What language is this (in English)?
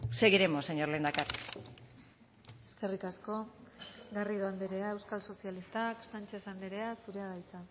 Basque